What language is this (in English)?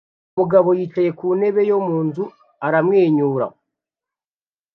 Kinyarwanda